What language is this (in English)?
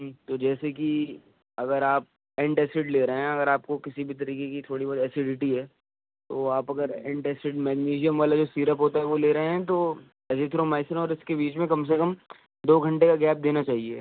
Urdu